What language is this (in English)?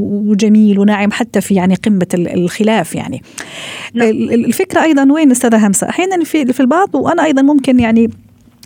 Arabic